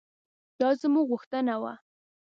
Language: Pashto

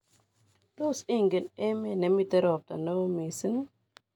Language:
Kalenjin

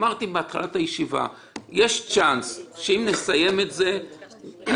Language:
Hebrew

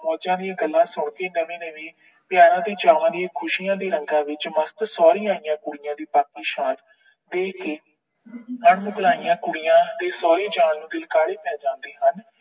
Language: Punjabi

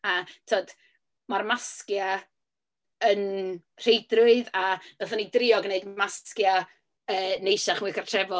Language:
Welsh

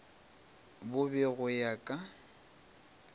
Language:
Northern Sotho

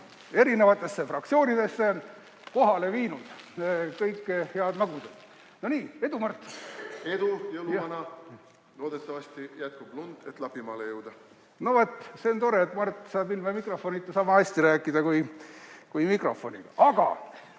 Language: Estonian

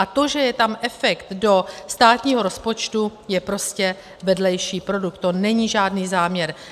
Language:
Czech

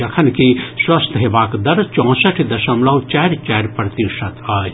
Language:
Maithili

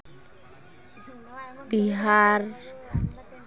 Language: Santali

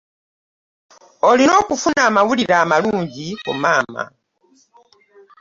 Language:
Ganda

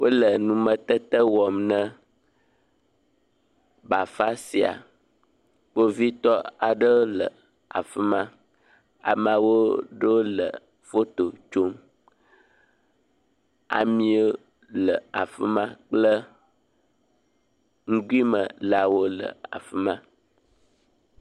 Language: Ewe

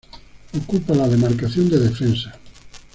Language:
Spanish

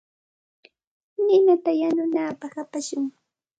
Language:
Santa Ana de Tusi Pasco Quechua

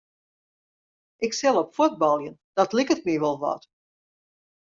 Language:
Western Frisian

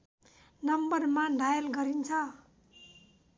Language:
Nepali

